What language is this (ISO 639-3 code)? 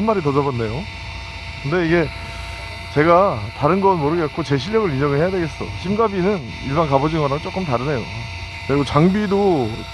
kor